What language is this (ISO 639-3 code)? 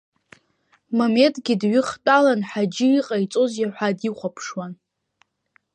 abk